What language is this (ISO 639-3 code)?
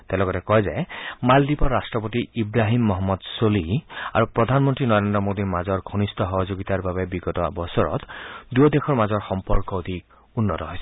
asm